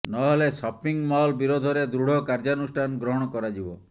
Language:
Odia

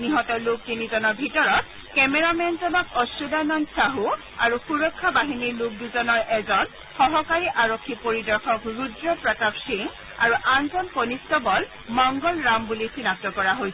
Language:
Assamese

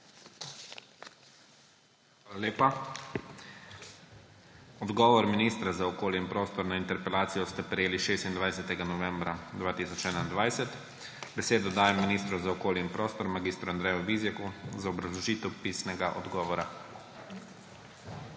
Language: Slovenian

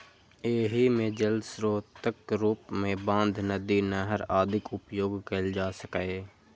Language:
Maithili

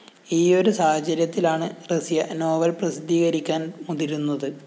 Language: Malayalam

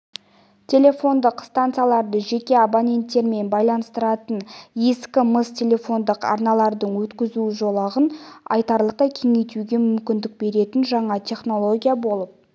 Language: Kazakh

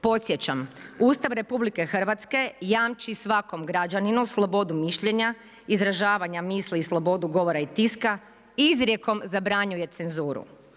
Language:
Croatian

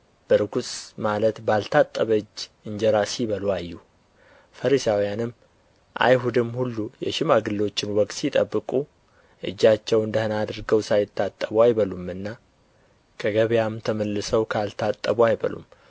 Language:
Amharic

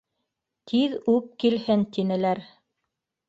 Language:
Bashkir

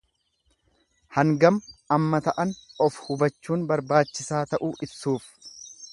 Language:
Oromo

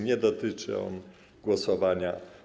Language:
Polish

